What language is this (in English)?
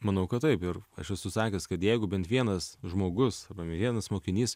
Lithuanian